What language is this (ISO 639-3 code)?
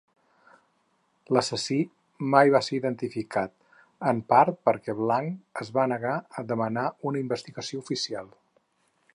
cat